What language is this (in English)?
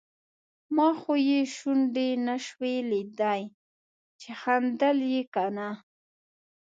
Pashto